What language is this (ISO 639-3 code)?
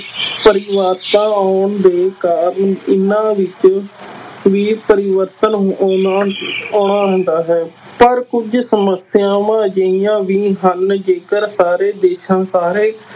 pan